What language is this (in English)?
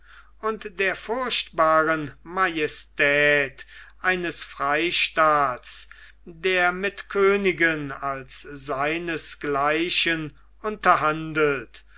German